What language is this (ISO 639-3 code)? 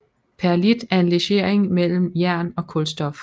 dan